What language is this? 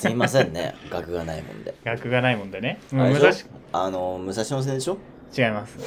Japanese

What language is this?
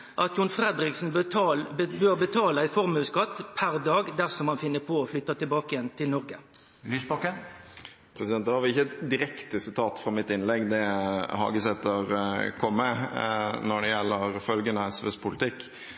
Norwegian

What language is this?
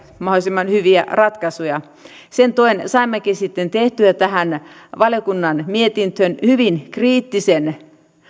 Finnish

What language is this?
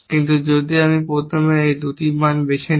Bangla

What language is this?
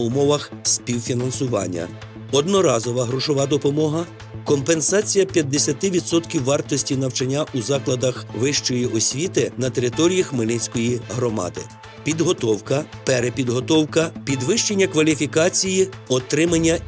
Ukrainian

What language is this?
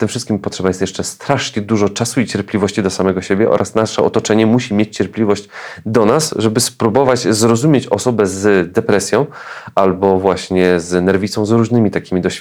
Polish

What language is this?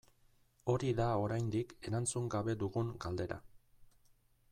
Basque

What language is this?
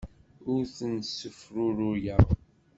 Kabyle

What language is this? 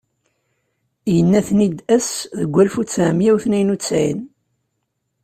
Kabyle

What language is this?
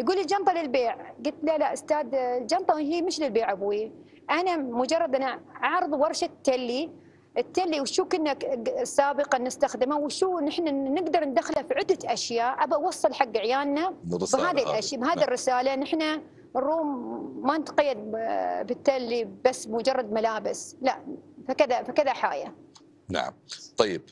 Arabic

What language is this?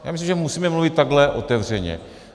Czech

